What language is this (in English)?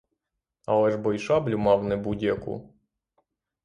Ukrainian